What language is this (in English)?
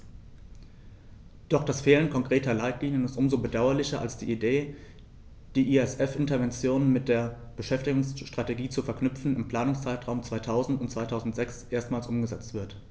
German